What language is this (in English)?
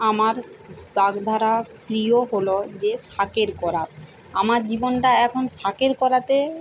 Bangla